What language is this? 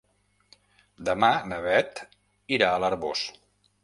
Catalan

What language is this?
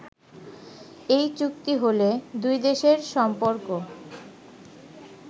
Bangla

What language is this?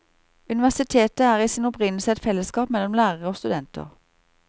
Norwegian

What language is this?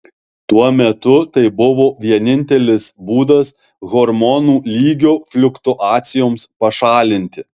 Lithuanian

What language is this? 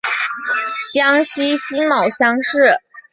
Chinese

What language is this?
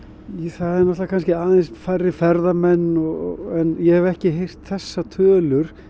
Icelandic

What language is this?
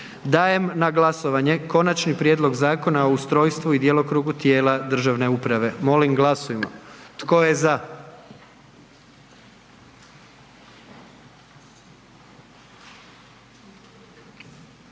Croatian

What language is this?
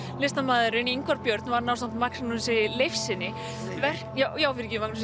Icelandic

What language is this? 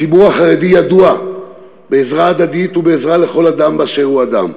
Hebrew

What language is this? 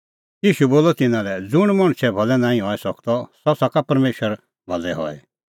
Kullu Pahari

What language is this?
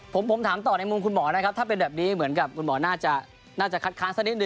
Thai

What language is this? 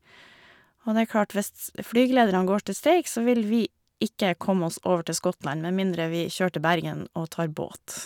Norwegian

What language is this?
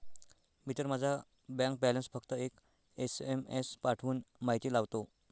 Marathi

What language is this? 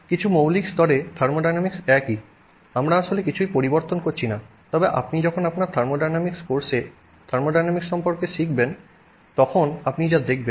Bangla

